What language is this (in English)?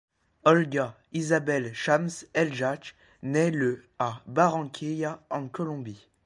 French